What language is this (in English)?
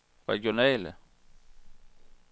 Danish